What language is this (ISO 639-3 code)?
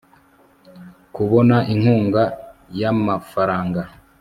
kin